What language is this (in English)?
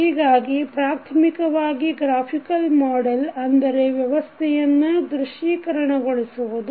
Kannada